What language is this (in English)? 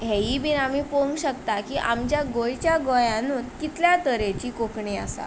Konkani